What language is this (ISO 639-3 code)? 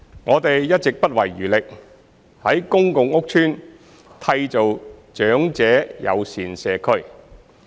yue